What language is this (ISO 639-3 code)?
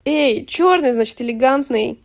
rus